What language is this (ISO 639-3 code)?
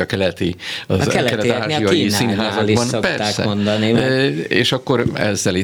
hun